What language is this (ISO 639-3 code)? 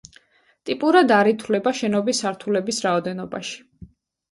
kat